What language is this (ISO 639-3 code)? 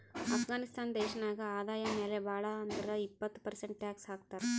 kan